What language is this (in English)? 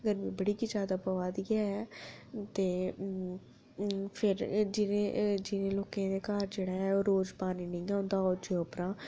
Dogri